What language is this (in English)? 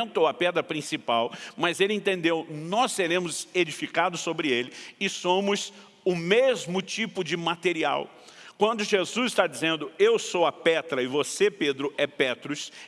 Portuguese